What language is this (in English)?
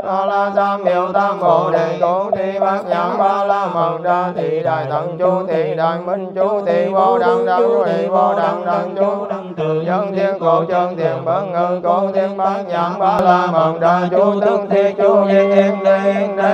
Vietnamese